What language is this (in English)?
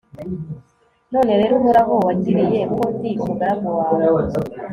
Kinyarwanda